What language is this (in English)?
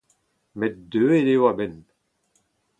Breton